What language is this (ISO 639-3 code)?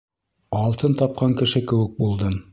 bak